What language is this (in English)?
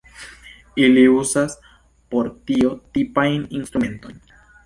Esperanto